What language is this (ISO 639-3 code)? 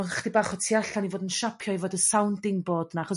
cym